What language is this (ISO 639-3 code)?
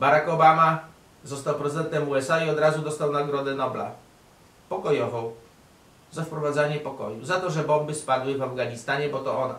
pol